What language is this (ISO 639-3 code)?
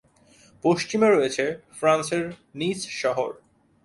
ben